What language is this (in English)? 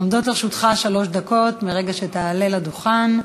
Hebrew